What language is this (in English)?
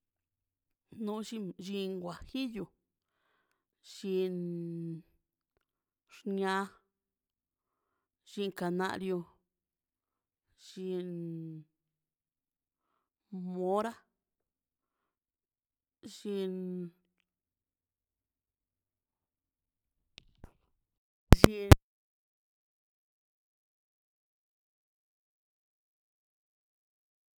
Mazaltepec Zapotec